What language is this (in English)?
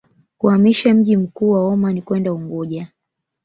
Swahili